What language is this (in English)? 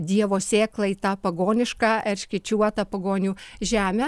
Lithuanian